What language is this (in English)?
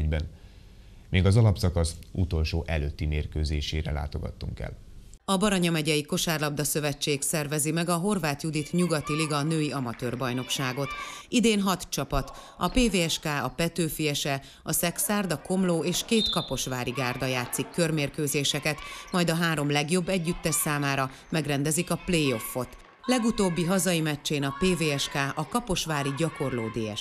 Hungarian